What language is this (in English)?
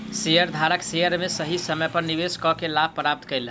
Maithili